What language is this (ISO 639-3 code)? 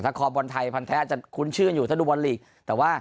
tha